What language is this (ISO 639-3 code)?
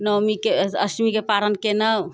mai